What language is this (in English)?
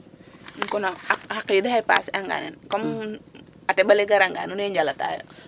Serer